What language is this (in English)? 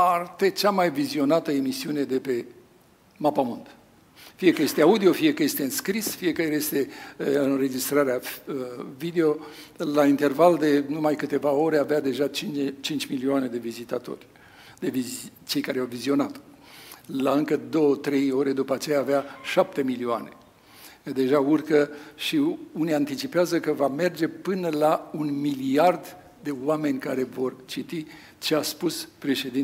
Romanian